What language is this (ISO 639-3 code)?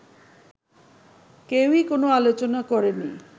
ben